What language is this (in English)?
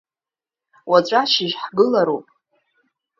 Abkhazian